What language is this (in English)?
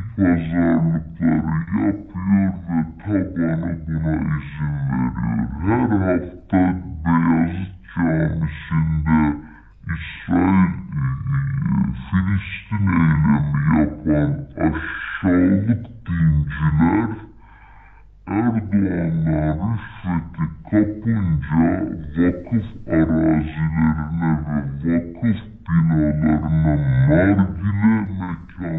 Turkish